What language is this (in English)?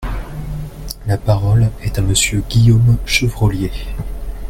French